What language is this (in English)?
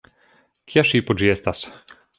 Esperanto